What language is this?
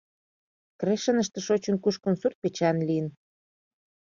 Mari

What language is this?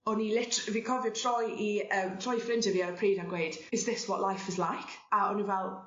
Welsh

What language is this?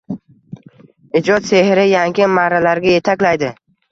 Uzbek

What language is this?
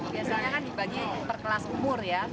Indonesian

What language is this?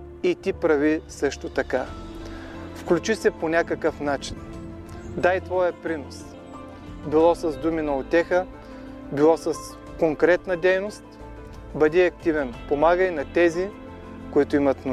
Bulgarian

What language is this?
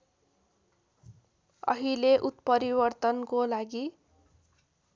Nepali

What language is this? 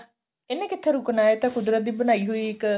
Punjabi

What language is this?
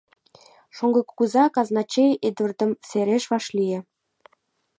Mari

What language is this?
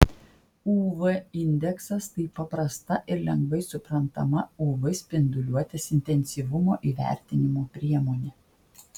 Lithuanian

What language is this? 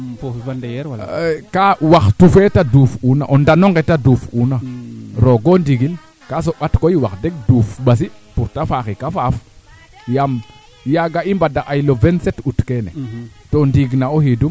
Serer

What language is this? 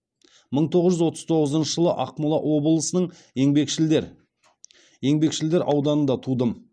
Kazakh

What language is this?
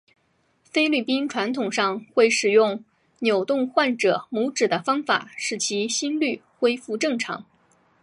Chinese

